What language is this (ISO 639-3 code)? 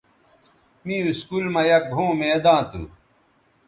btv